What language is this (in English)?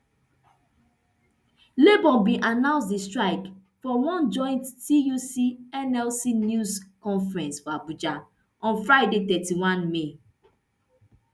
Nigerian Pidgin